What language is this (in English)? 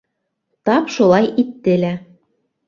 Bashkir